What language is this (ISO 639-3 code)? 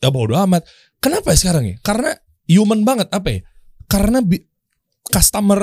ind